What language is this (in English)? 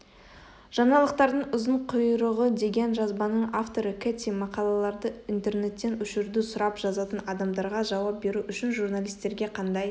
Kazakh